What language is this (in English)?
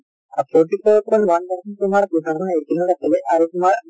Assamese